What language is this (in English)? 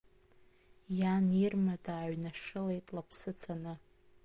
Abkhazian